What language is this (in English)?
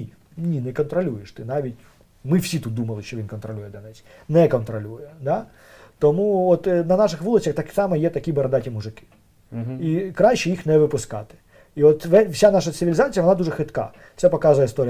Ukrainian